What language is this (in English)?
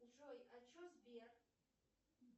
Russian